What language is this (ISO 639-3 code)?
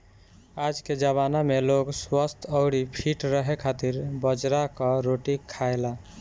bho